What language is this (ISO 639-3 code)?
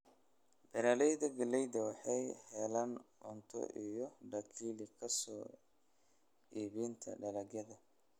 som